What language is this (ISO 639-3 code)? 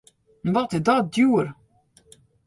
fry